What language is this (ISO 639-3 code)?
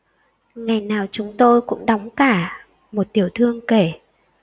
vie